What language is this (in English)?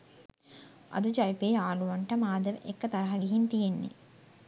Sinhala